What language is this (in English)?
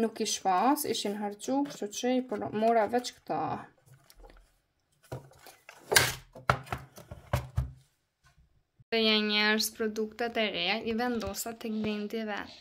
Romanian